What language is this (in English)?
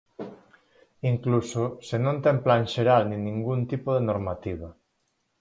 Galician